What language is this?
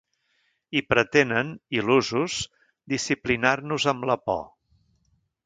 Catalan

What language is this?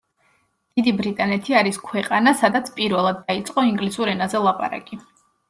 Georgian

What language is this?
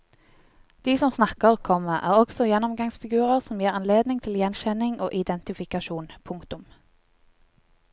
Norwegian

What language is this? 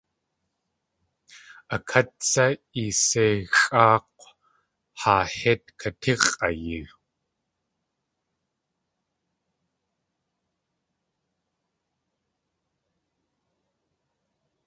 Tlingit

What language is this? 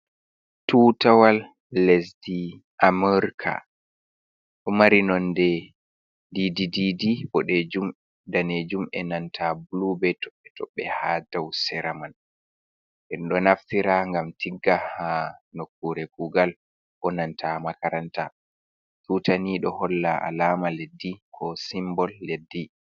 Fula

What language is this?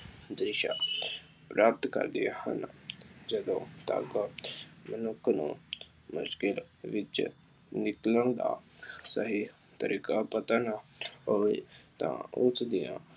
Punjabi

